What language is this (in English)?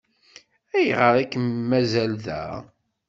Kabyle